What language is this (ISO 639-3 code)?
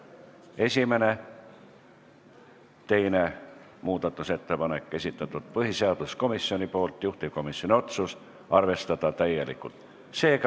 est